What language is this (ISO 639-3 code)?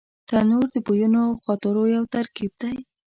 pus